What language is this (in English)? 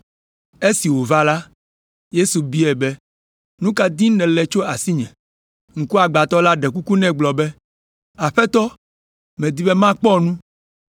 Ewe